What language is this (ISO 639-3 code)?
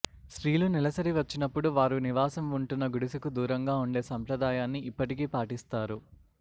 tel